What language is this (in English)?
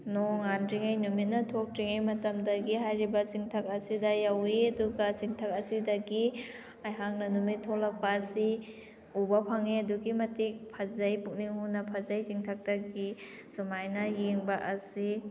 Manipuri